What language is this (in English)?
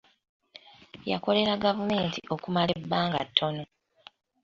Ganda